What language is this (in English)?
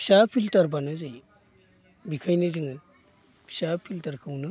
Bodo